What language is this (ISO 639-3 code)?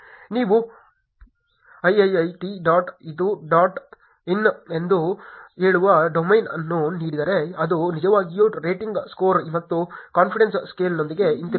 kan